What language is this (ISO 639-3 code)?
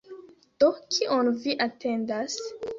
epo